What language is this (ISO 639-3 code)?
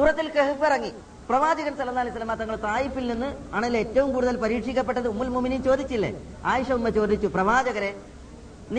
mal